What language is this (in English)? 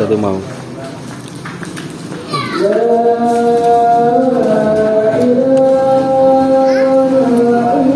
Indonesian